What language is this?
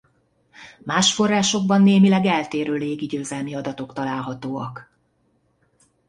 Hungarian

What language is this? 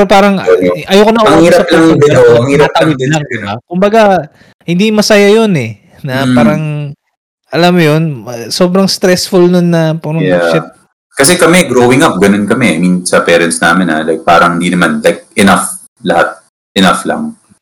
Filipino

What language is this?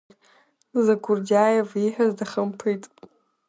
Abkhazian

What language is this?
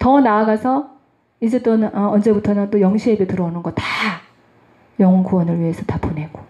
Korean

